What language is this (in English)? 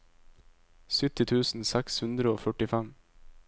Norwegian